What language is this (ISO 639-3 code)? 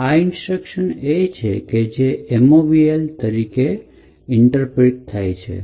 guj